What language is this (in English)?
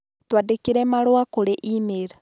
Kikuyu